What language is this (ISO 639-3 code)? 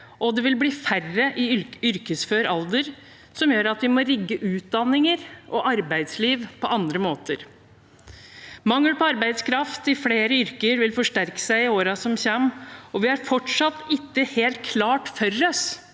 nor